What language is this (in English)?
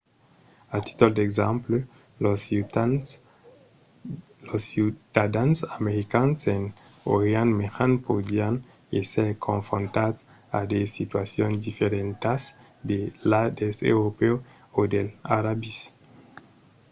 Occitan